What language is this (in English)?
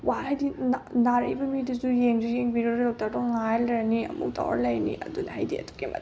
Manipuri